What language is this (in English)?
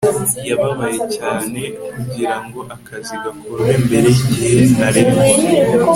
Kinyarwanda